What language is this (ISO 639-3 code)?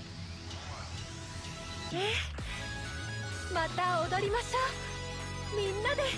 jpn